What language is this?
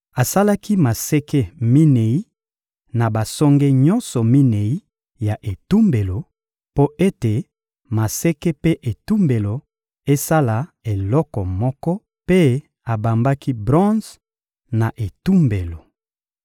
Lingala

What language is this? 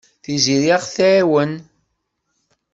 Kabyle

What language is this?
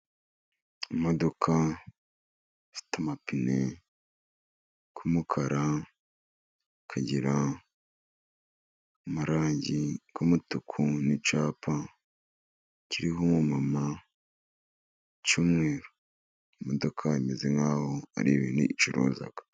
Kinyarwanda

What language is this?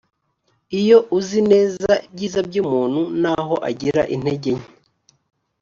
Kinyarwanda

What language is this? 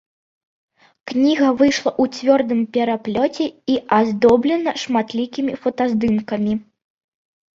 Belarusian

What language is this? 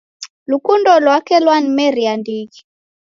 Taita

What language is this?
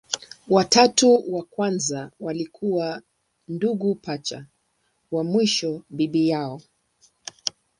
Swahili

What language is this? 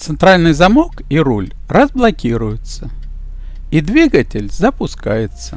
Russian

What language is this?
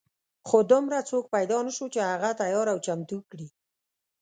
Pashto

